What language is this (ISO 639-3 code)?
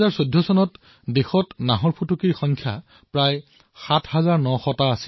asm